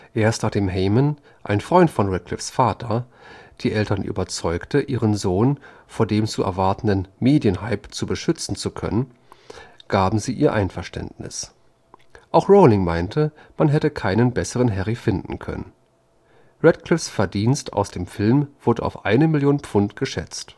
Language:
German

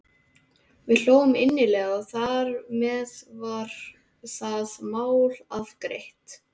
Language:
Icelandic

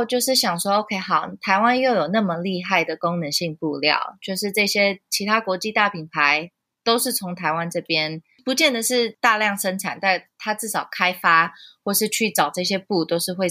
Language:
Chinese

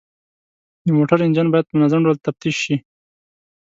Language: Pashto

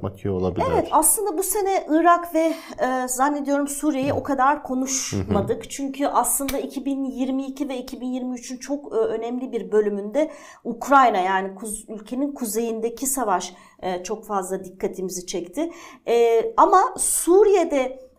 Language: Turkish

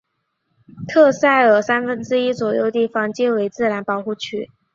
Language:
Chinese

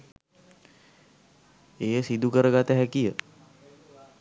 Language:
Sinhala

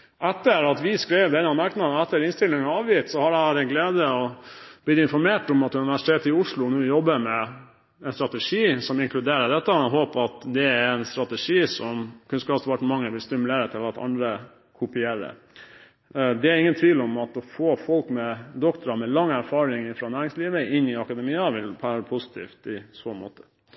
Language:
Norwegian Bokmål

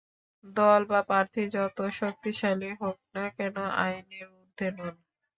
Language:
Bangla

